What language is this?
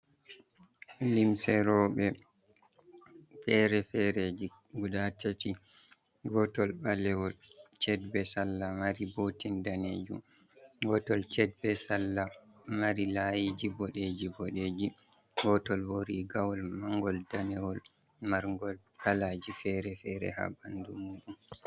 Fula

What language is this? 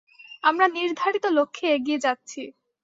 Bangla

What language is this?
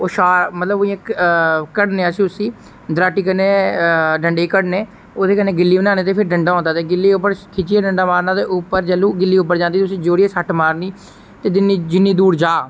Dogri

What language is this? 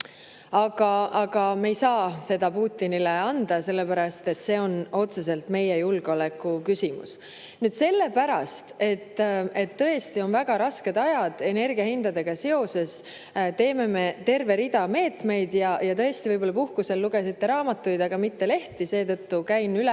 Estonian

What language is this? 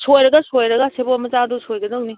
Manipuri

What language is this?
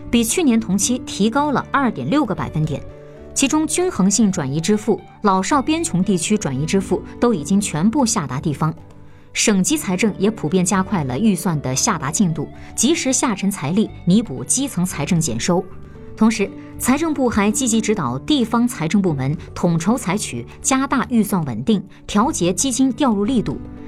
Chinese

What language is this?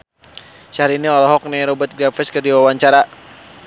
Sundanese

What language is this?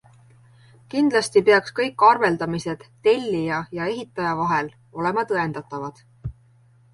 Estonian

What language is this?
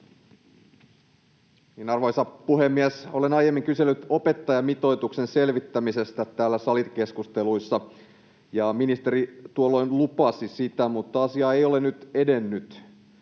Finnish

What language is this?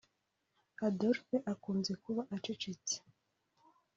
Kinyarwanda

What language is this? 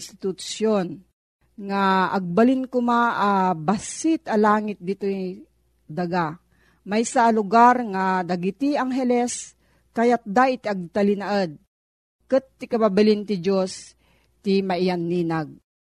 Filipino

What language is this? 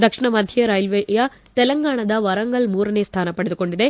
Kannada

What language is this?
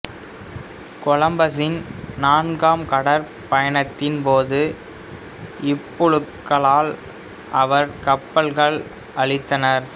Tamil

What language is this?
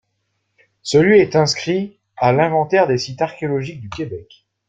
French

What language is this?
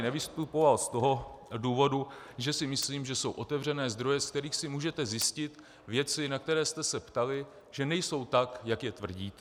Czech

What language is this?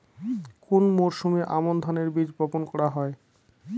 Bangla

